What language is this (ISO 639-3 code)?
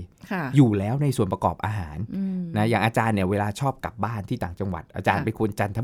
tha